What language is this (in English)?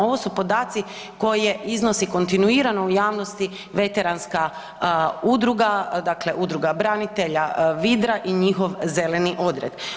Croatian